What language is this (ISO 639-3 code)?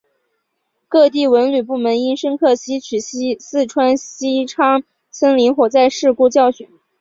zho